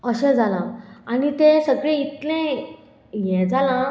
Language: Konkani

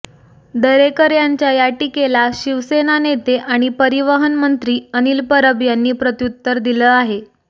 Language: Marathi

